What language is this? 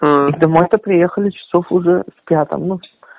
Russian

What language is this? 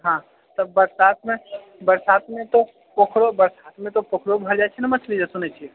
Maithili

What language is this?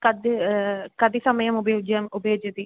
Sanskrit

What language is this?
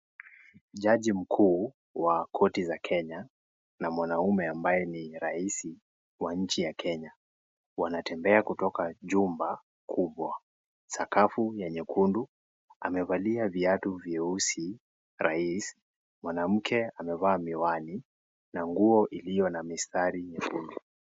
Swahili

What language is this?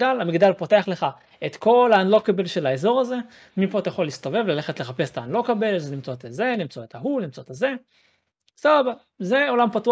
Hebrew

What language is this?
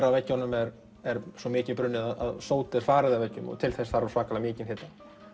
Icelandic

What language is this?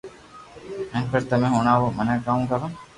Loarki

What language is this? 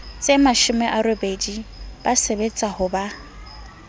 Southern Sotho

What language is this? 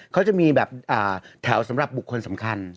Thai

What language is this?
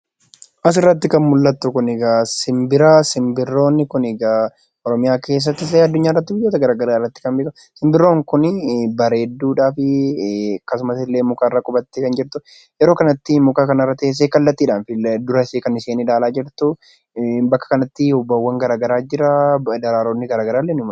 Oromo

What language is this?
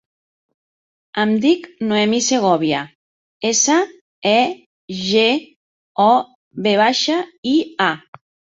Catalan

